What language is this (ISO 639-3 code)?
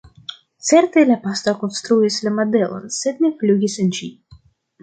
epo